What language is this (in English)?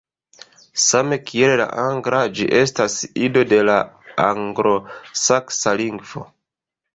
Esperanto